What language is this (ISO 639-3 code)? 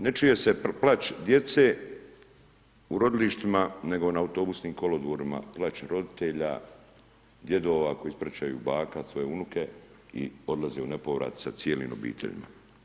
hrv